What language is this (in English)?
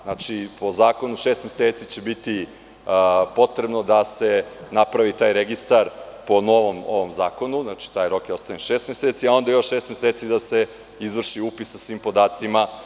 Serbian